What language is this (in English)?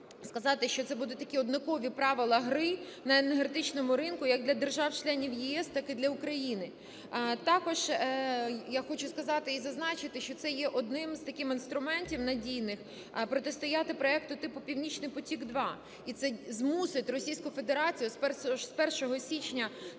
Ukrainian